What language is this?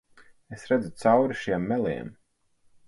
Latvian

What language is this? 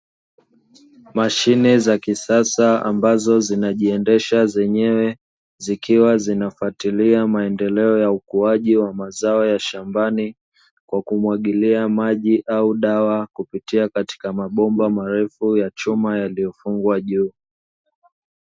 Swahili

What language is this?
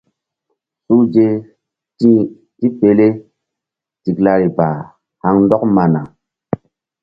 Mbum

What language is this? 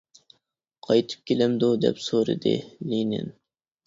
Uyghur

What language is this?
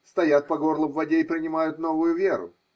Russian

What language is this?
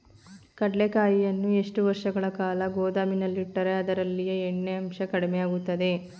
Kannada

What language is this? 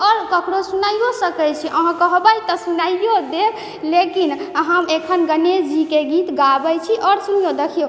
Maithili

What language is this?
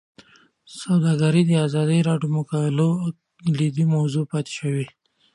Pashto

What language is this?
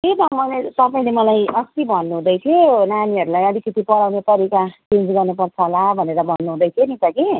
Nepali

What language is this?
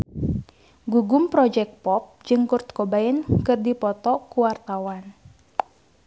Sundanese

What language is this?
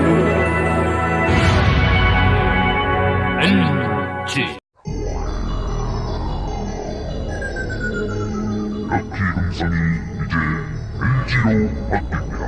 Korean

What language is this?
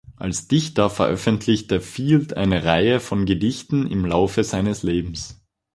German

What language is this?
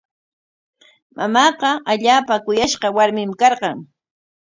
Corongo Ancash Quechua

